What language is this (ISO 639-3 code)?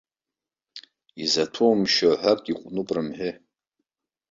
abk